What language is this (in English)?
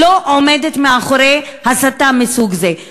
Hebrew